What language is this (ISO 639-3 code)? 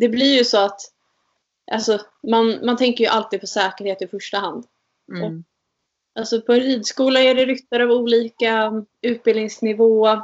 swe